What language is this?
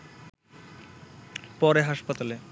Bangla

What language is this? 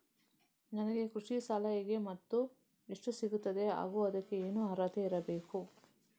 Kannada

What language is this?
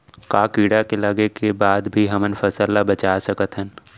Chhattisgarhi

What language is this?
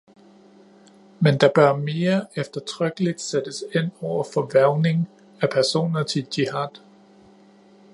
Danish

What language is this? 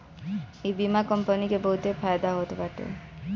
Bhojpuri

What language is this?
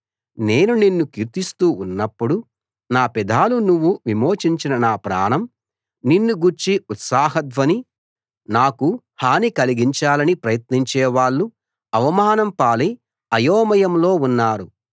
Telugu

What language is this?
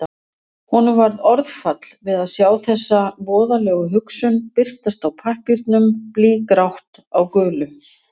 Icelandic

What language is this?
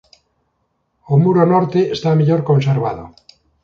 Galician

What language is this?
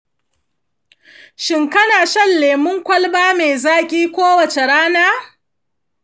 Hausa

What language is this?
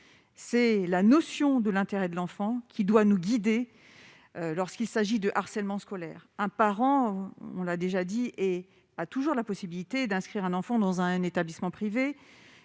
French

